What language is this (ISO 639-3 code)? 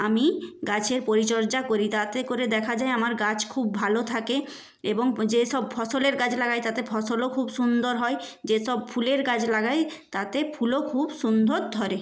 ben